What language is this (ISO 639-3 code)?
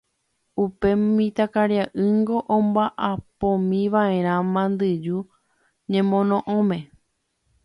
grn